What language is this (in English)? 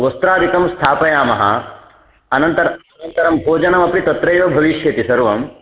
Sanskrit